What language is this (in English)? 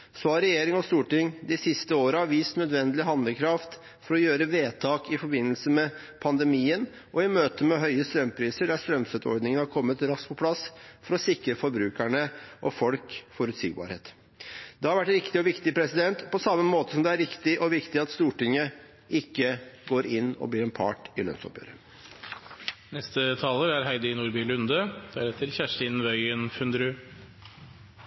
Norwegian Bokmål